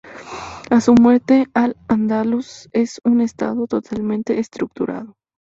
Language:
Spanish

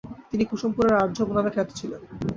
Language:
Bangla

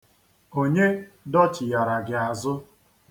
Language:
Igbo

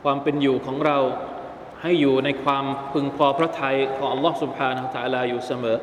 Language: Thai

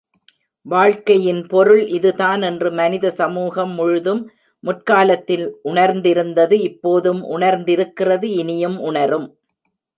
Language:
Tamil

